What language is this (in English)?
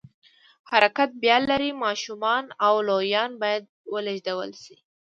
Pashto